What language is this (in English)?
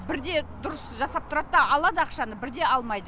Kazakh